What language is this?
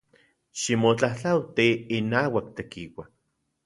Central Puebla Nahuatl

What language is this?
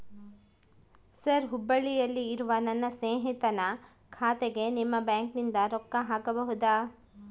Kannada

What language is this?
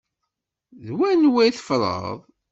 Kabyle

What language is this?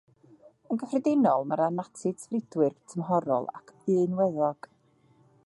Welsh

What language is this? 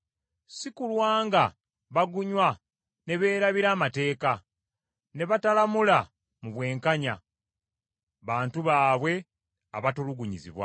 Ganda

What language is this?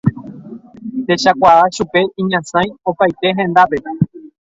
Guarani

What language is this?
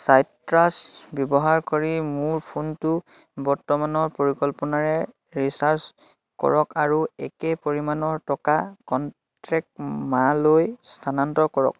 Assamese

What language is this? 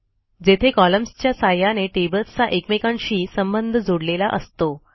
Marathi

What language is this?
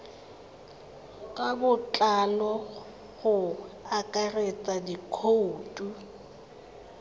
Tswana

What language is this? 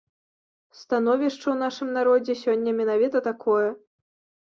Belarusian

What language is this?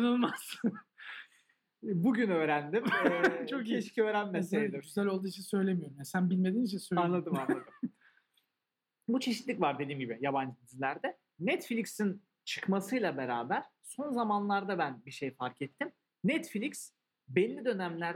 Turkish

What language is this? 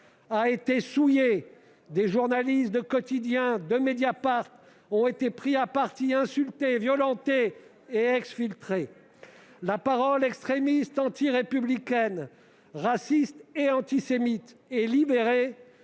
French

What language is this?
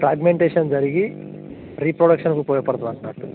Telugu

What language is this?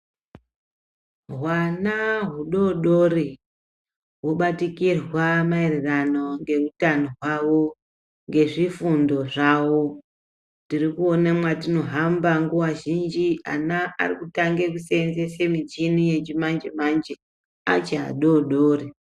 Ndau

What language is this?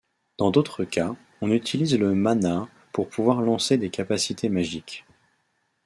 French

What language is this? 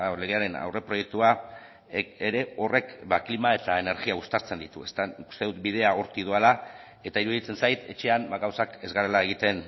Basque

